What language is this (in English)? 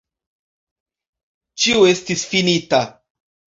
Esperanto